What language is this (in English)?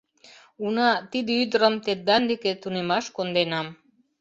Mari